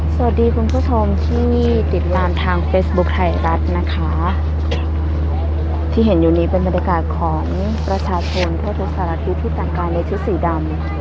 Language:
Thai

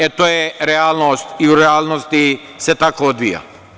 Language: Serbian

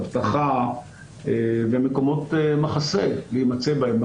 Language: Hebrew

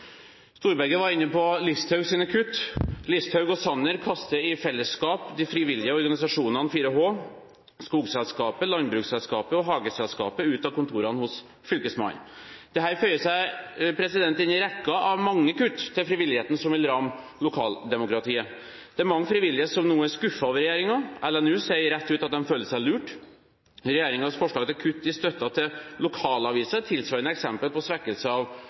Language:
Norwegian Bokmål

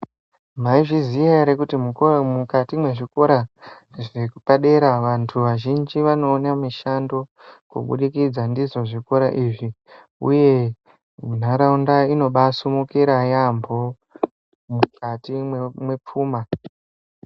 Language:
Ndau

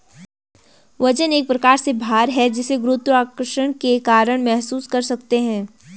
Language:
Hindi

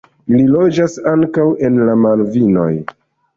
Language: Esperanto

